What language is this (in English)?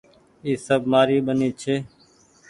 Goaria